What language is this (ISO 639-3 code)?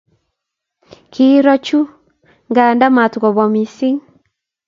kln